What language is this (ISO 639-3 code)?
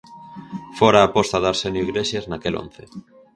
glg